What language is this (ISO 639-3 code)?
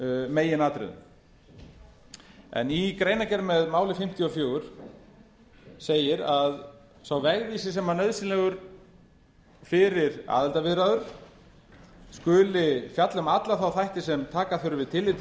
isl